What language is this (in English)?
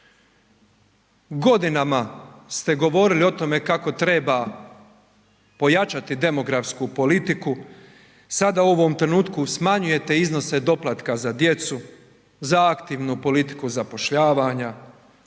Croatian